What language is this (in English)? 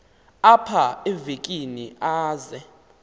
Xhosa